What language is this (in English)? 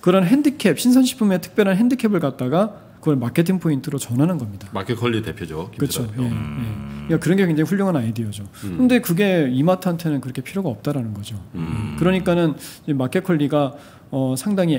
Korean